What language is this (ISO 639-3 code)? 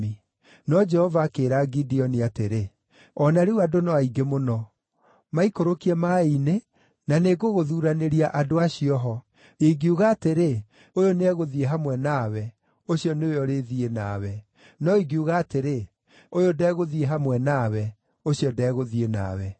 kik